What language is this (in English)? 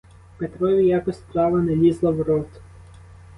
Ukrainian